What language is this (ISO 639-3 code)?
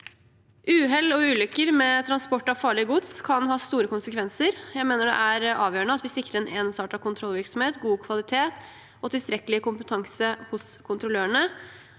nor